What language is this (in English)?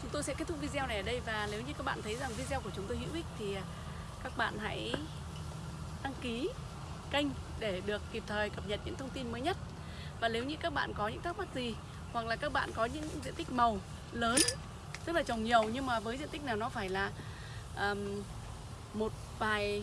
Vietnamese